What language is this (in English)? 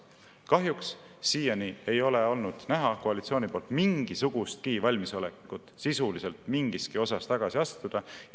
Estonian